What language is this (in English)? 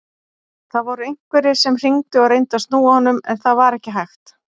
Icelandic